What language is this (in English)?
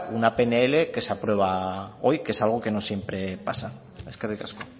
Spanish